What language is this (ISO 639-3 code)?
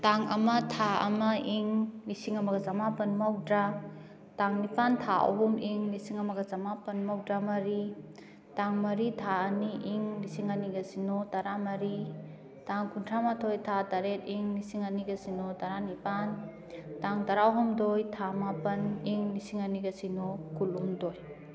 mni